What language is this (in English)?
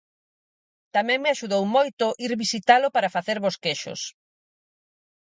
Galician